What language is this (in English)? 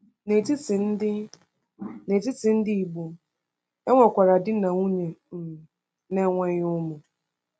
Igbo